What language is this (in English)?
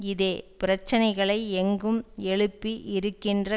Tamil